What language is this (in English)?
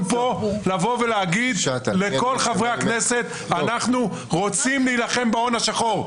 Hebrew